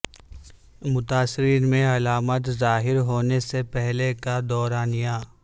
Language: Urdu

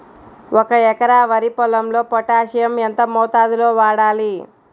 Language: Telugu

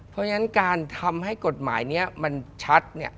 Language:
Thai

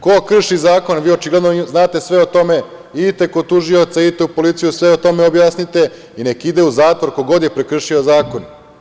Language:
Serbian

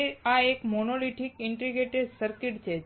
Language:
Gujarati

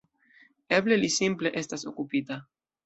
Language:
Esperanto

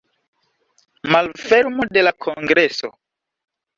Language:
Esperanto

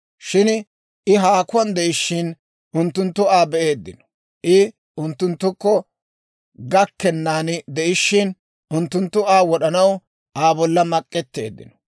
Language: Dawro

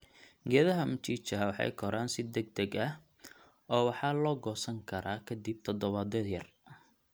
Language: Somali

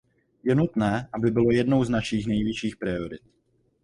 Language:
Czech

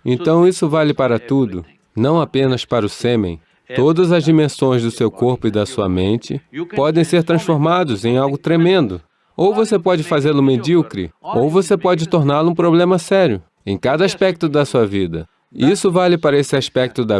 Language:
Portuguese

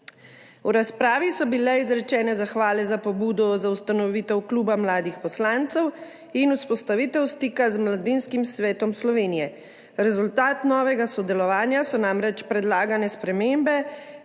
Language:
Slovenian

